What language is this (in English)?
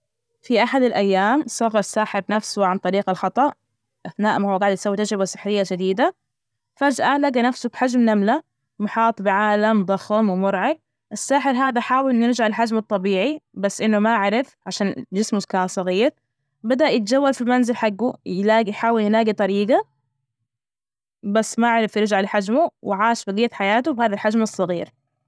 Najdi Arabic